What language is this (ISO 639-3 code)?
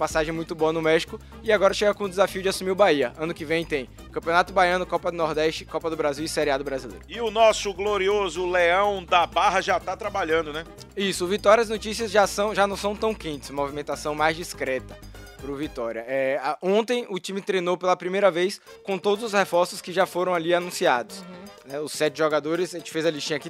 por